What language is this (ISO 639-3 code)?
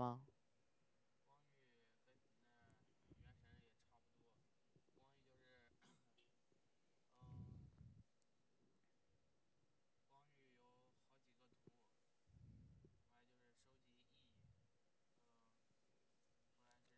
zho